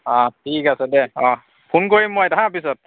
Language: Assamese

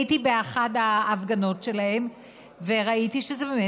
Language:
Hebrew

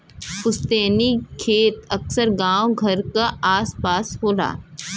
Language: Bhojpuri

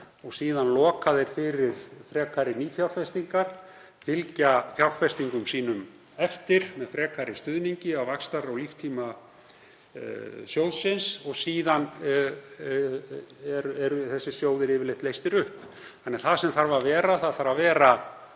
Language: Icelandic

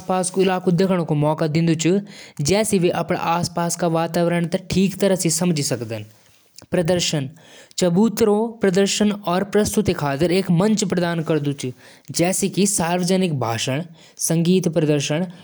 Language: Jaunsari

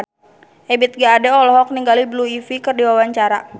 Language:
Sundanese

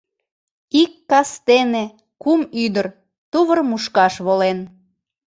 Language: Mari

